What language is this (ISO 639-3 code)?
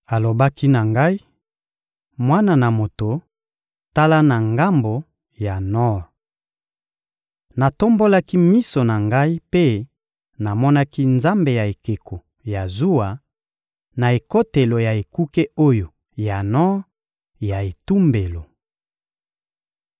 lin